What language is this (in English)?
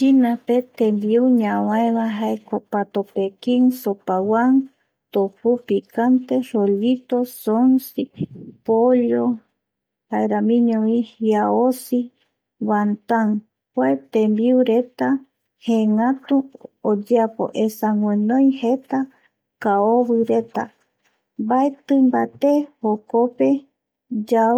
Eastern Bolivian Guaraní